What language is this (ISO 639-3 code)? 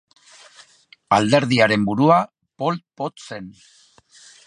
eus